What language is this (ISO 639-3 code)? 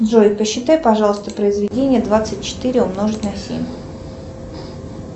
rus